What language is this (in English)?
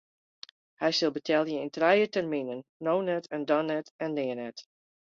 Western Frisian